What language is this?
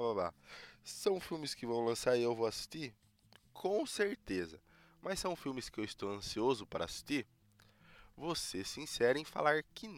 Portuguese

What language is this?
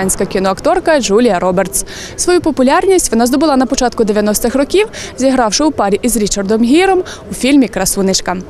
Ukrainian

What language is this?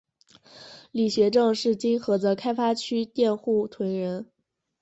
Chinese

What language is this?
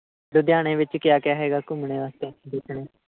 Punjabi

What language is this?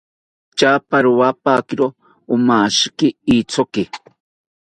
South Ucayali Ashéninka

